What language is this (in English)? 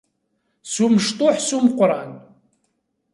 Kabyle